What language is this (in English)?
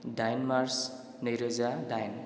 Bodo